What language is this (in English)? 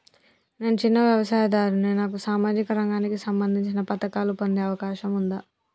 Telugu